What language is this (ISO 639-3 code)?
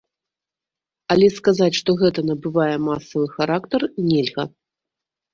bel